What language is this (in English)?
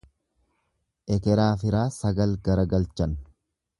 Oromo